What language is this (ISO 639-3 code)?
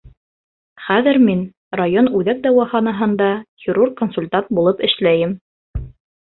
bak